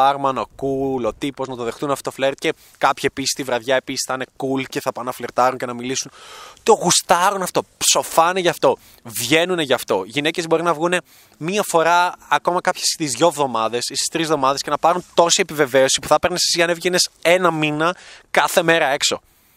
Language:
Greek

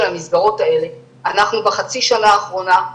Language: Hebrew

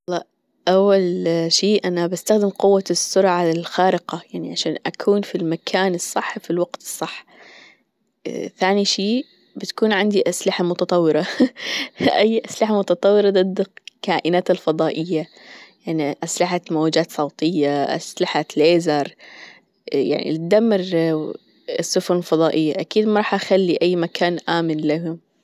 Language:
Gulf Arabic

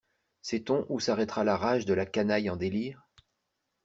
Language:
French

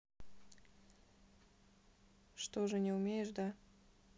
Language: Russian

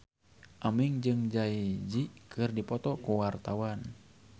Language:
Sundanese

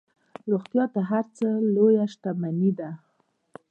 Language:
Pashto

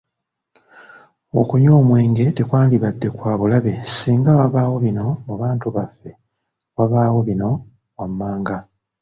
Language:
Ganda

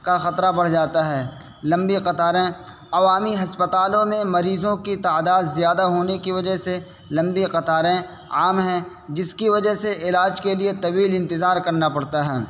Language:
Urdu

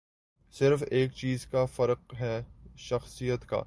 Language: Urdu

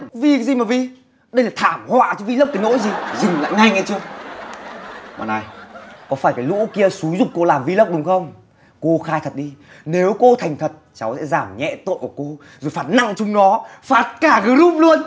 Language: Vietnamese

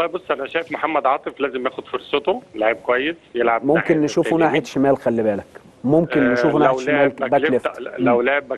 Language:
Arabic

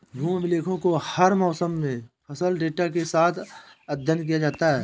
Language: Hindi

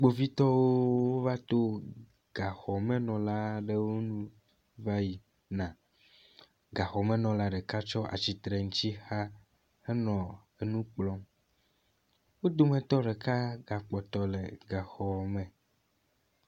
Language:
Ewe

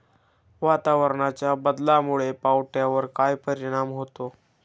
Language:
Marathi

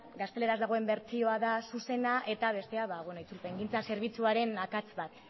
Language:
Basque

